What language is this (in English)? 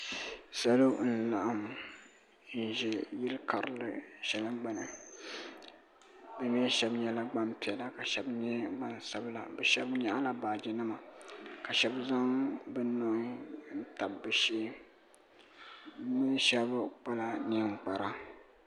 Dagbani